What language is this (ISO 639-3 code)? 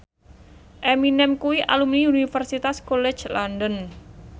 jav